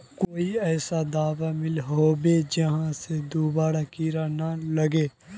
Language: Magahi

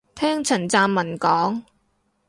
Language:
Cantonese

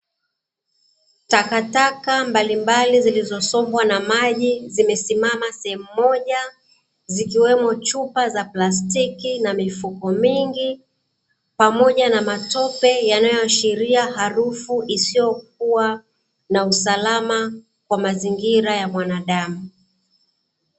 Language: Swahili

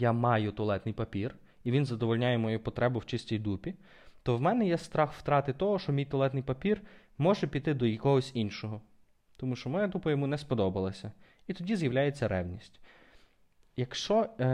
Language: Ukrainian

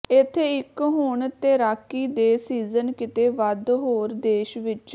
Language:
Punjabi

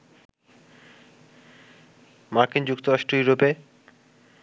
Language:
Bangla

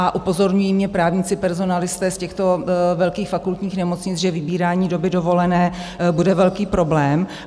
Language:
Czech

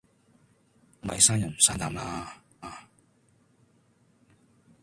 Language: Cantonese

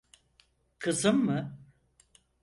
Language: Turkish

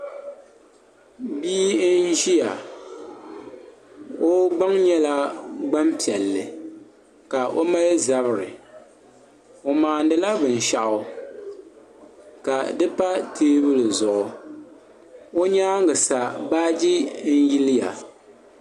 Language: Dagbani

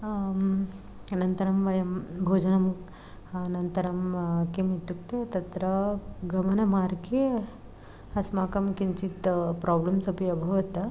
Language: Sanskrit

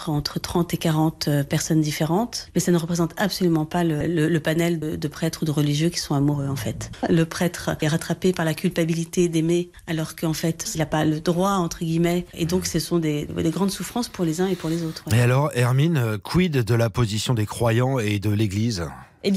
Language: French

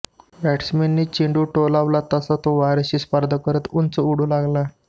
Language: Marathi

